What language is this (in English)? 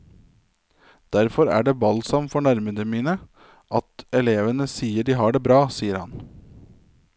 Norwegian